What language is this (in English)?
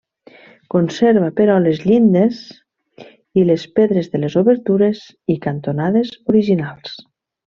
Catalan